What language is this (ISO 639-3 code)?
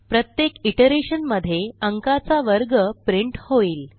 mar